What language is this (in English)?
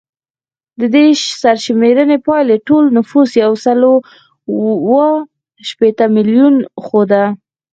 Pashto